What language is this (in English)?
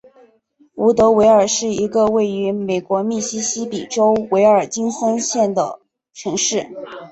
Chinese